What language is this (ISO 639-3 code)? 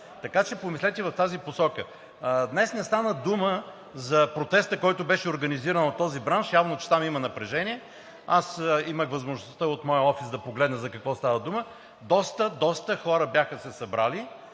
bul